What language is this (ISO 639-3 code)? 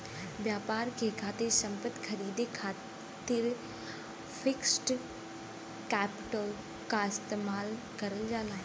bho